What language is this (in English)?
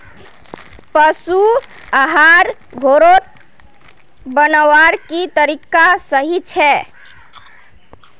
Magahi